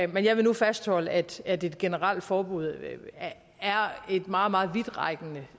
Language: Danish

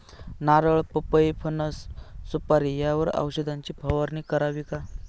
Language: Marathi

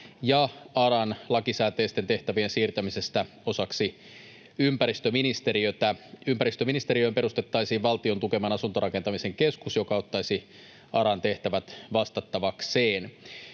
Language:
Finnish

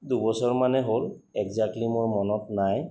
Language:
Assamese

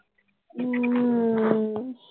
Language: Punjabi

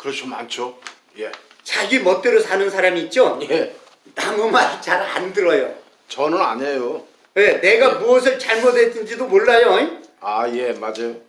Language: Korean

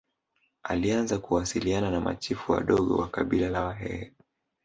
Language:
Swahili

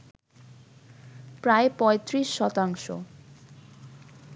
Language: Bangla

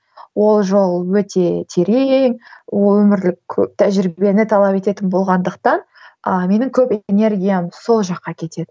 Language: Kazakh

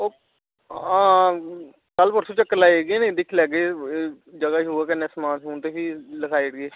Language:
Dogri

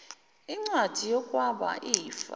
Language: Zulu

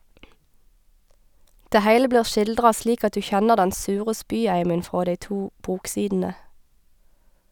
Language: Norwegian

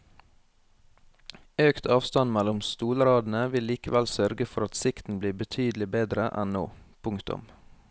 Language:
Norwegian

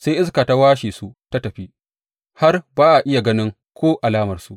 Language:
Hausa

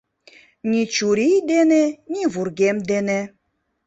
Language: Mari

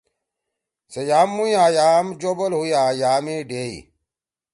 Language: Torwali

